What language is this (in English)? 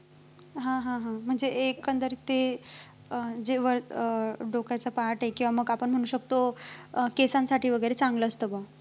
Marathi